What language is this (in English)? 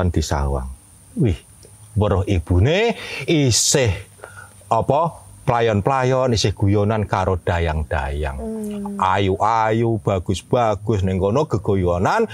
Indonesian